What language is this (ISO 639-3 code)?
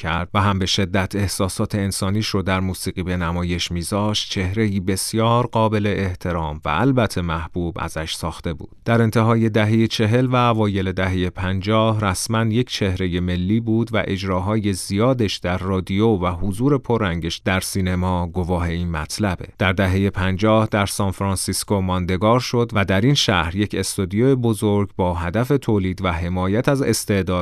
fas